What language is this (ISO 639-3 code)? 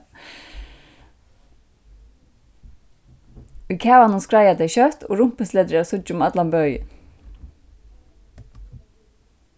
fao